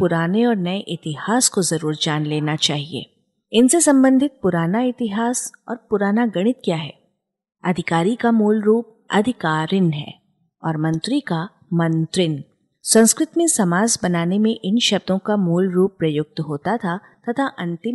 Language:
Hindi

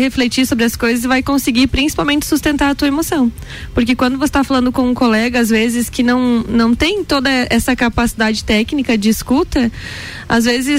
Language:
Portuguese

